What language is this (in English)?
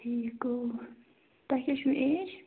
Kashmiri